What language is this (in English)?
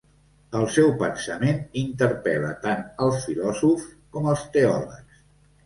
Catalan